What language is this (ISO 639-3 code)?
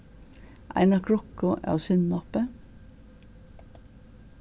fao